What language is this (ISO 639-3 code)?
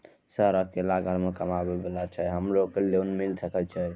mai